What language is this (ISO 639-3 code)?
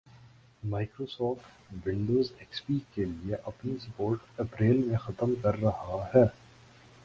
urd